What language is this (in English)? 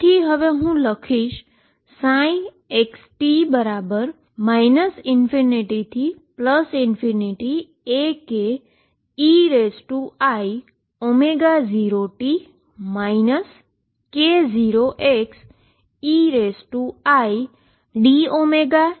Gujarati